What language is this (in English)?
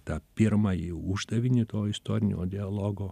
Lithuanian